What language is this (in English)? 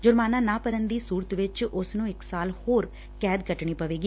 Punjabi